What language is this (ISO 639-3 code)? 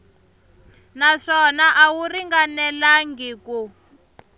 tso